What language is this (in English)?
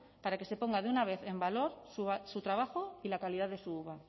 Spanish